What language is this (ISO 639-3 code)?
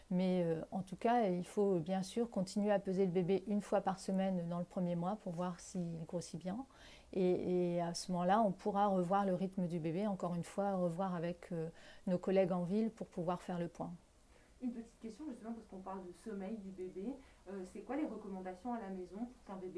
fra